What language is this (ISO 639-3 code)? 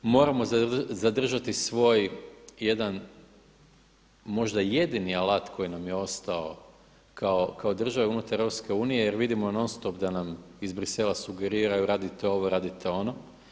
hrv